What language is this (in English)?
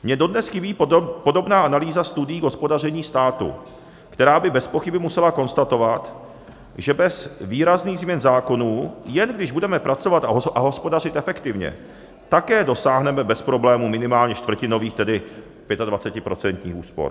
Czech